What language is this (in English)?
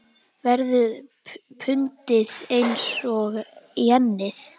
Icelandic